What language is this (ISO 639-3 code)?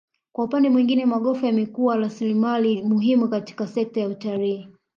swa